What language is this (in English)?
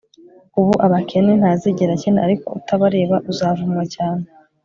Kinyarwanda